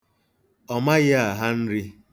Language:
Igbo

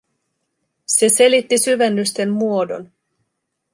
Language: Finnish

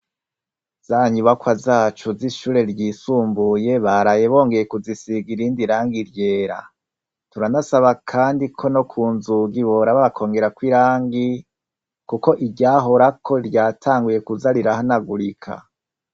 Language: Rundi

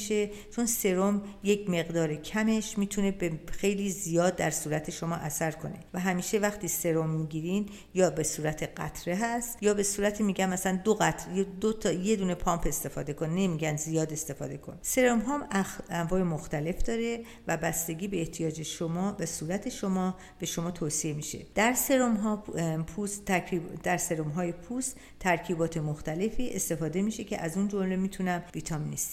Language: Persian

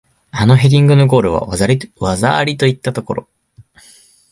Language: Japanese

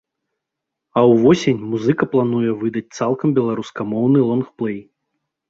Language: Belarusian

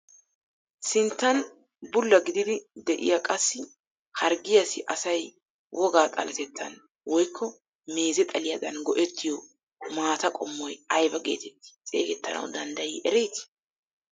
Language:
Wolaytta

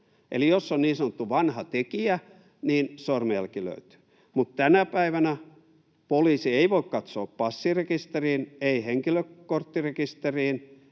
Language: Finnish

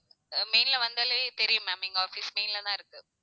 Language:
Tamil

